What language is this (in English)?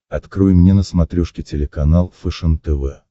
Russian